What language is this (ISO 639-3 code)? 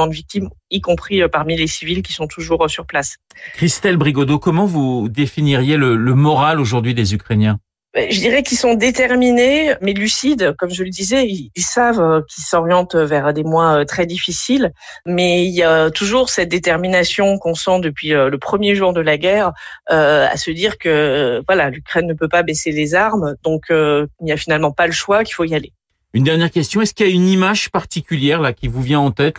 fra